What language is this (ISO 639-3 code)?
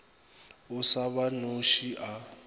nso